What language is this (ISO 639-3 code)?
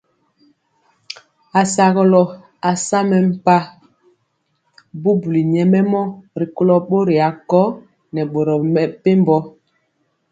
mcx